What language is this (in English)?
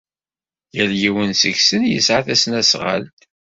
Kabyle